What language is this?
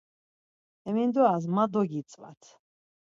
Laz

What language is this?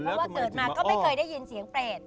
Thai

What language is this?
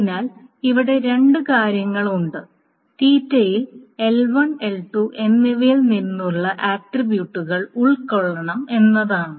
Malayalam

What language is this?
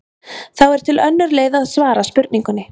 Icelandic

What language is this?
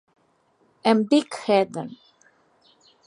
Catalan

